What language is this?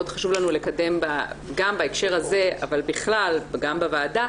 Hebrew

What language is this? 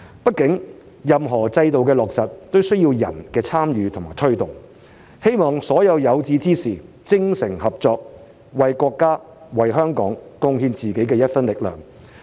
Cantonese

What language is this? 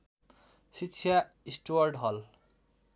Nepali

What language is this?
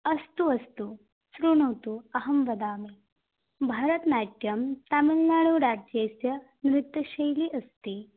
Sanskrit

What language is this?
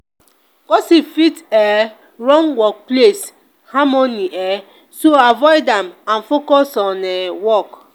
Nigerian Pidgin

